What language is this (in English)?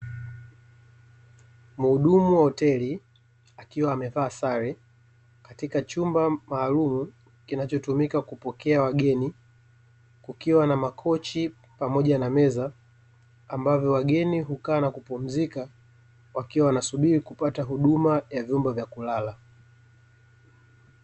Swahili